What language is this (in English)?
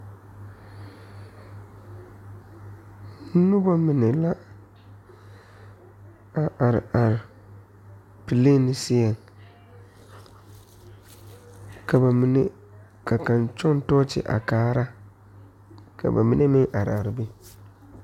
Southern Dagaare